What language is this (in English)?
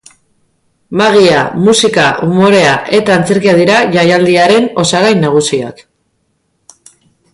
Basque